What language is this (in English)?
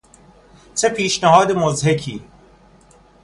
Persian